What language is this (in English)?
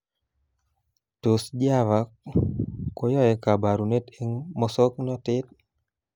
Kalenjin